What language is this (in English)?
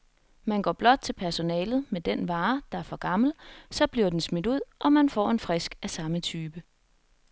Danish